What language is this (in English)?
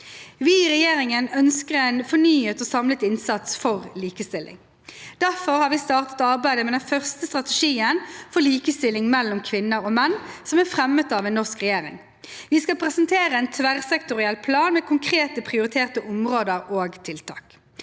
Norwegian